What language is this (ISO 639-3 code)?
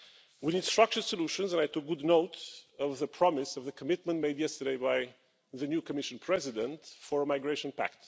eng